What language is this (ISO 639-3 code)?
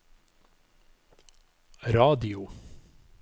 nor